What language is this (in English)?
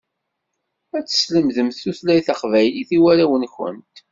Kabyle